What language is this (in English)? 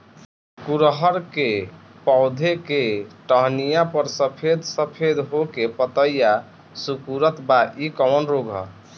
Bhojpuri